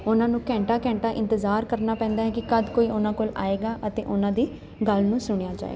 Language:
Punjabi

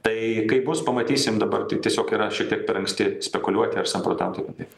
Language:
Lithuanian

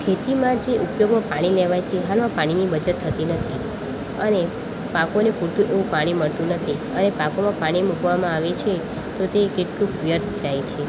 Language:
Gujarati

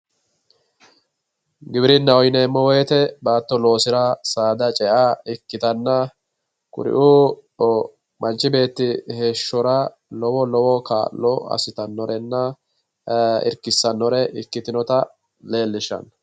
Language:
Sidamo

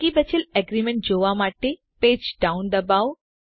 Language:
Gujarati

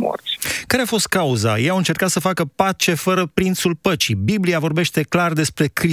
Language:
Romanian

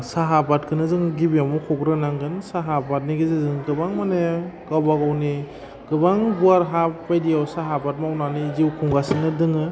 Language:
Bodo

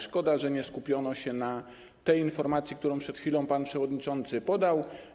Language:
Polish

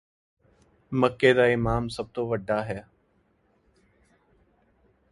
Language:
Punjabi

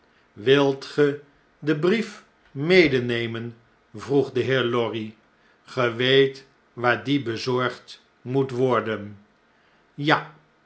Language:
Dutch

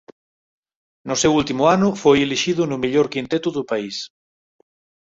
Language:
Galician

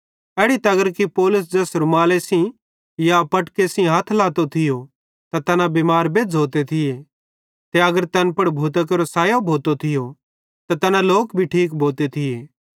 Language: Bhadrawahi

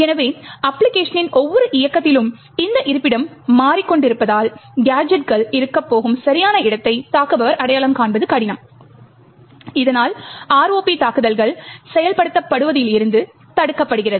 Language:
Tamil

